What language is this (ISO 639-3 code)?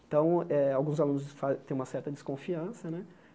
por